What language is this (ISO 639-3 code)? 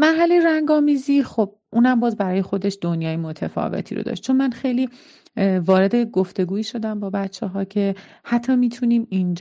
fas